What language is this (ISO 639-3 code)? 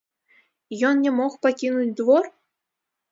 bel